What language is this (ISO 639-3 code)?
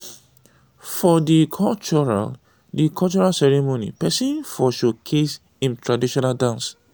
pcm